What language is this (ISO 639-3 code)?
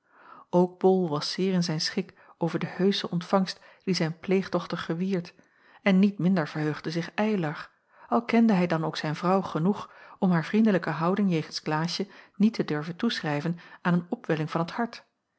nld